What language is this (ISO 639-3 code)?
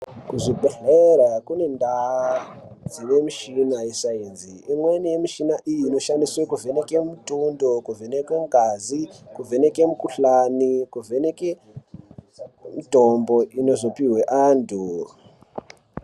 ndc